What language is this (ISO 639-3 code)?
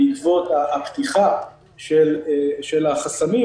heb